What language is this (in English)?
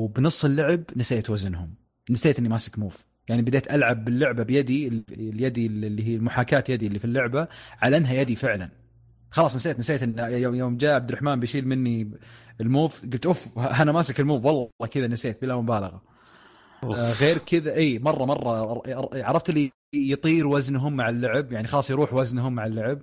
Arabic